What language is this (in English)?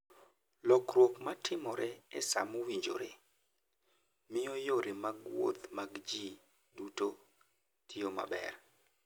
Luo (Kenya and Tanzania)